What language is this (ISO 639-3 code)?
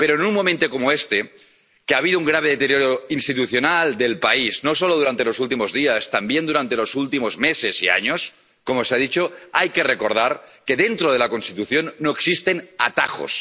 spa